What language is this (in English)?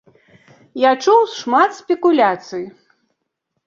Belarusian